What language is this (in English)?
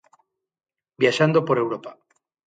Galician